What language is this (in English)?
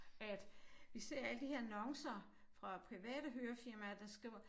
Danish